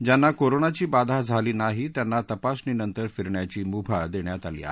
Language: Marathi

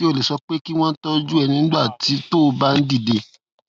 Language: Yoruba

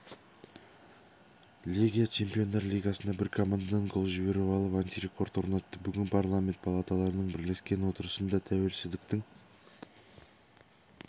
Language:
Kazakh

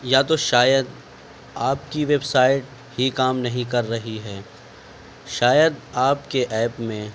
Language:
Urdu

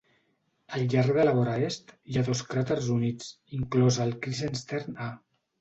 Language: Catalan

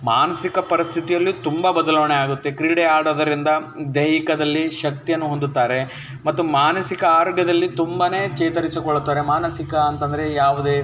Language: Kannada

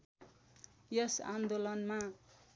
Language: Nepali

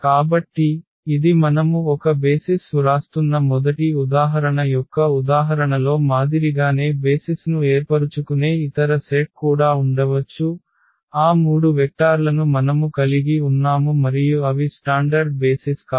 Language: Telugu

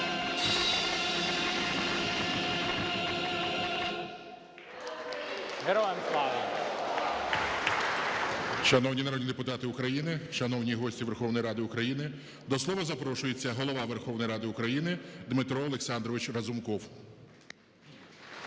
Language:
Ukrainian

